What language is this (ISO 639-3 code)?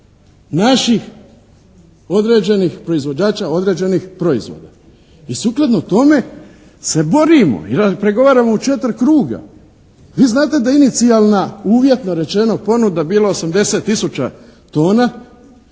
hrv